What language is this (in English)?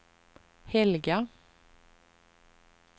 Swedish